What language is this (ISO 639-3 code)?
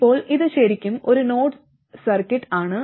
mal